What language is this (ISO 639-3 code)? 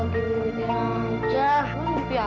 ind